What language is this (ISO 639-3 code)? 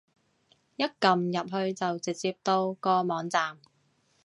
yue